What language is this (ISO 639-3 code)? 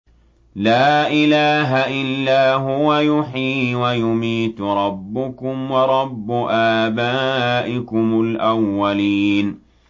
ara